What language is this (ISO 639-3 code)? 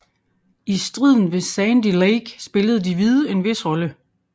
dan